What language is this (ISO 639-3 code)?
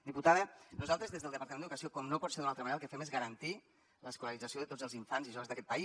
cat